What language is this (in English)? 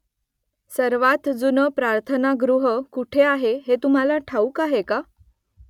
Marathi